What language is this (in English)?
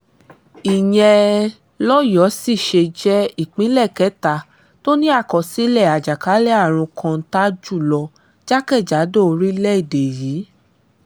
Yoruba